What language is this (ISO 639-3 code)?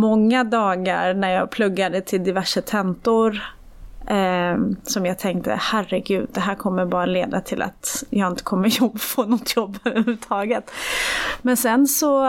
swe